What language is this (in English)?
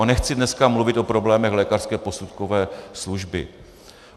Czech